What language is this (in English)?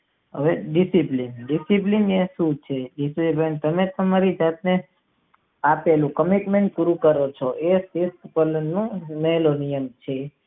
Gujarati